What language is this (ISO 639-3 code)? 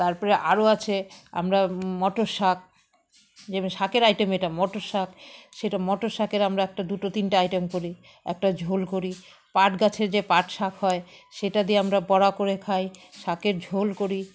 ben